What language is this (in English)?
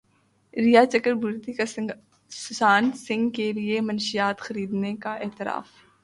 Urdu